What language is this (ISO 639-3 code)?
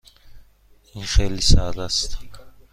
fas